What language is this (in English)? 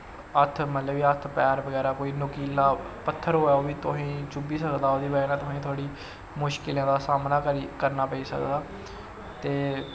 Dogri